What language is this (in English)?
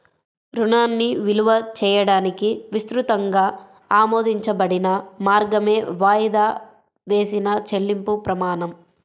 Telugu